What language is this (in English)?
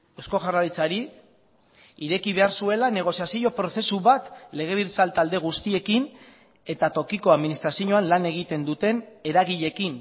Basque